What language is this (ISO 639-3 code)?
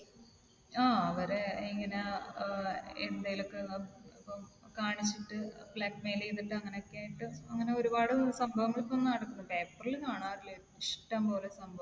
mal